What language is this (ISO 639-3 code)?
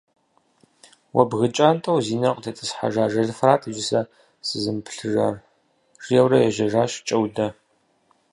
kbd